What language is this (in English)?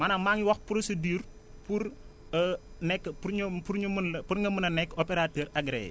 Wolof